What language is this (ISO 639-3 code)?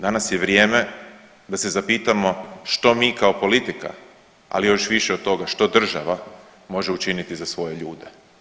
hrv